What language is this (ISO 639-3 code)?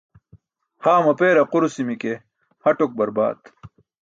bsk